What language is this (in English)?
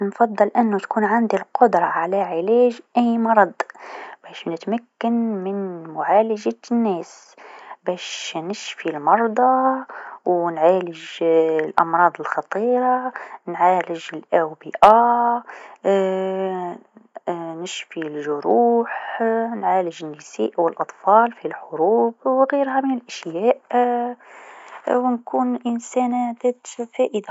Tunisian Arabic